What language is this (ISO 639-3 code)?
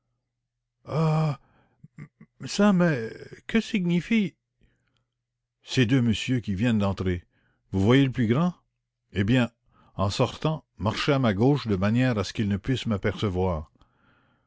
fra